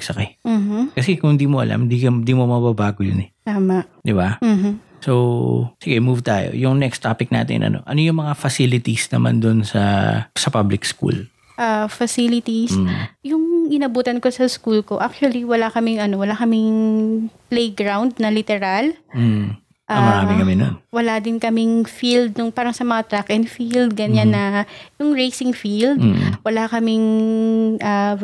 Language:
Filipino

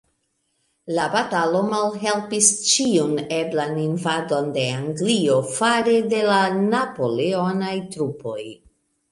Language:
Esperanto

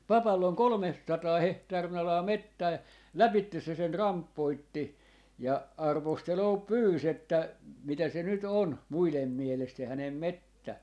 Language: Finnish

